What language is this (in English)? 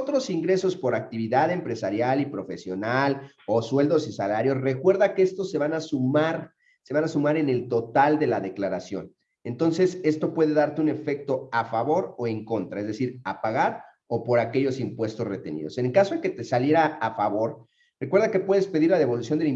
Spanish